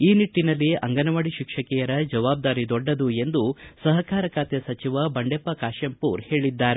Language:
Kannada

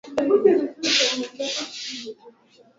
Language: Swahili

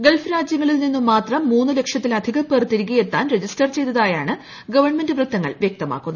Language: Malayalam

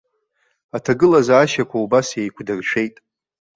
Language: Abkhazian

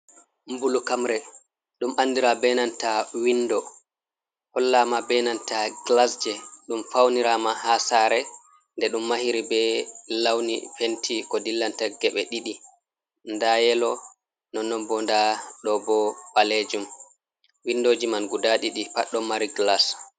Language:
Fula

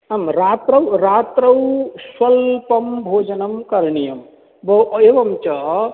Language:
Sanskrit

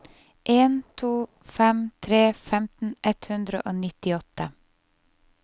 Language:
Norwegian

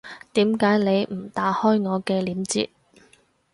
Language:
Cantonese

